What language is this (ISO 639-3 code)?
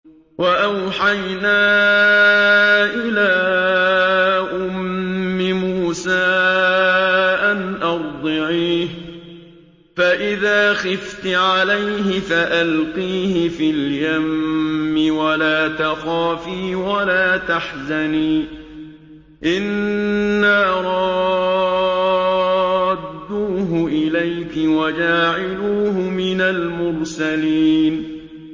ara